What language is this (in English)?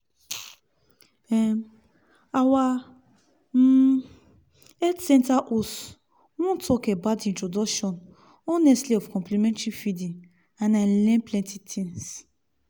Nigerian Pidgin